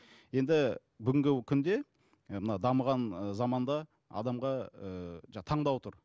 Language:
Kazakh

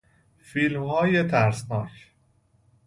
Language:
Persian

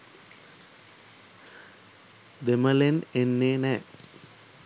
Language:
Sinhala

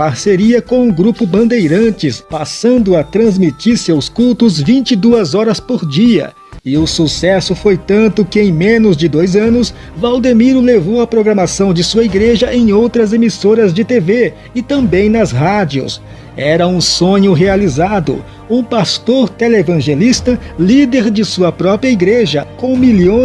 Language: Portuguese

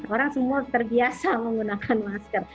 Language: Indonesian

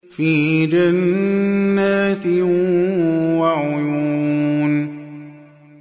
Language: Arabic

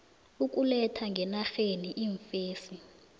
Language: South Ndebele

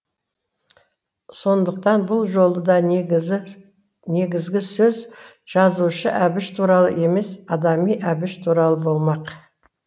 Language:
Kazakh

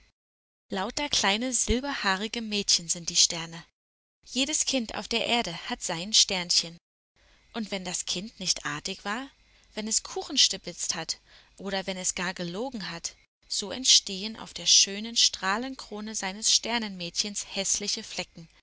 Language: German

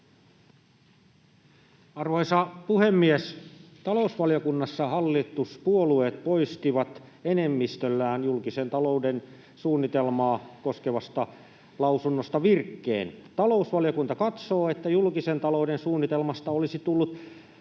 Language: Finnish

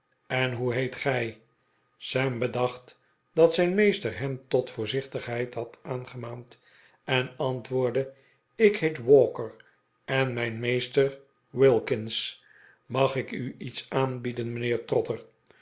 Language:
Dutch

